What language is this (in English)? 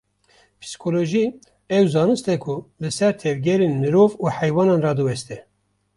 Kurdish